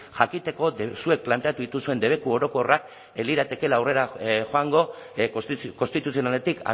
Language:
Basque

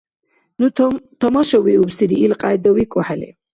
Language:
Dargwa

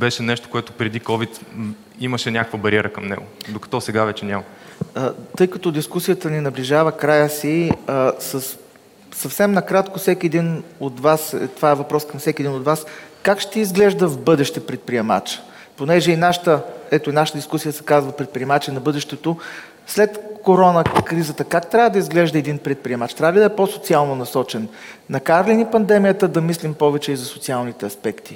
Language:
Bulgarian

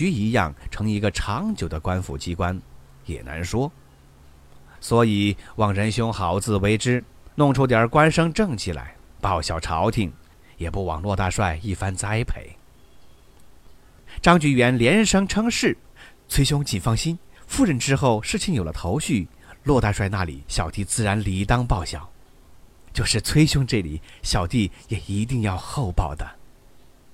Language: Chinese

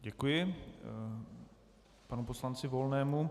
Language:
Czech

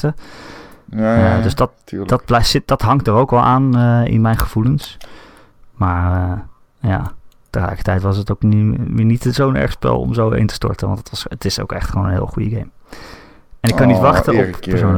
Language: Dutch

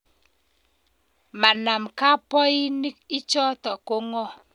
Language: Kalenjin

